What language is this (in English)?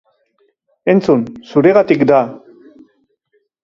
Basque